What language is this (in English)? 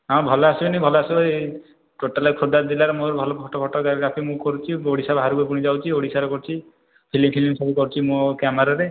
Odia